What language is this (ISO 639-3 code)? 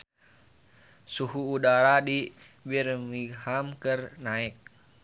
sun